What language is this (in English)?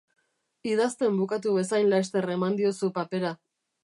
Basque